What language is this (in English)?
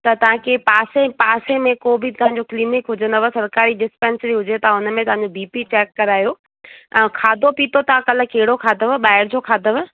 Sindhi